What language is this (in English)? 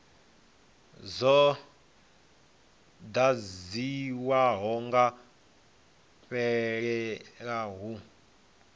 Venda